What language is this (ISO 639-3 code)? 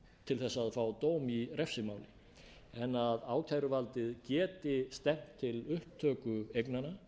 isl